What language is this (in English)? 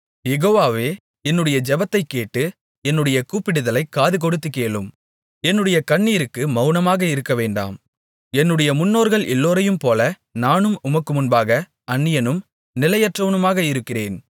Tamil